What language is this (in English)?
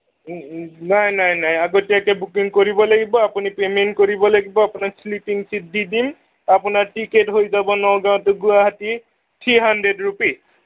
Assamese